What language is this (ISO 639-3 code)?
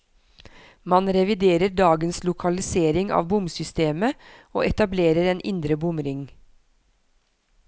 nor